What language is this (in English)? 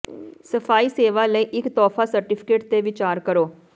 Punjabi